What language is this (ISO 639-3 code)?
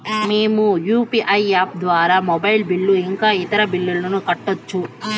tel